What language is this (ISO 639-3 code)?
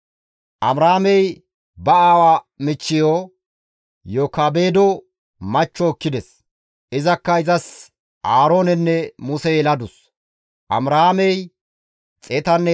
gmv